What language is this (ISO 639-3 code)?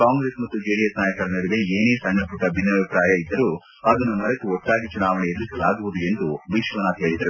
kan